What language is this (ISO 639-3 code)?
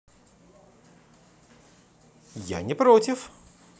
rus